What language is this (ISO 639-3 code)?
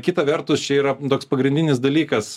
lit